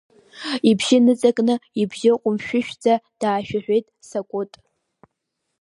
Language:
Abkhazian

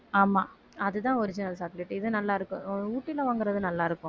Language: Tamil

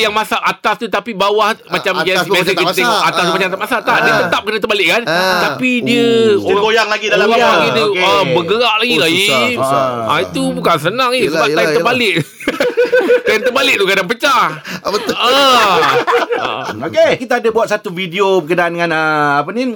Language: Malay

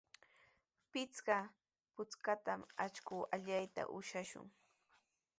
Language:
Sihuas Ancash Quechua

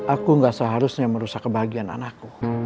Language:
Indonesian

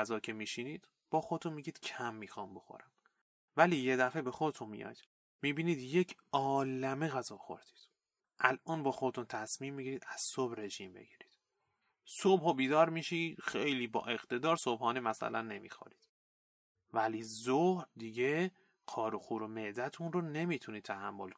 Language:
Persian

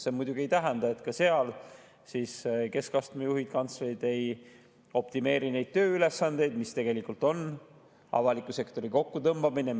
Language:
Estonian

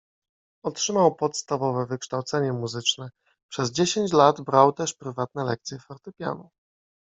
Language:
Polish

